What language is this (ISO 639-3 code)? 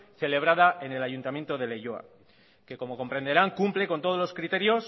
spa